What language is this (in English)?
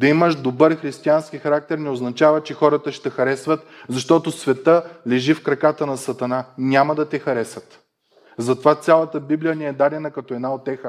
Bulgarian